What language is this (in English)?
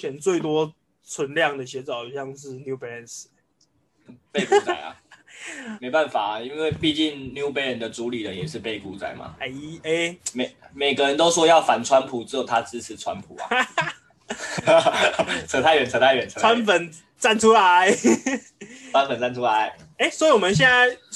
Chinese